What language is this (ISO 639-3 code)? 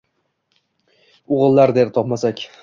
uzb